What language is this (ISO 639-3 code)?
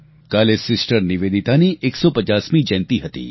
guj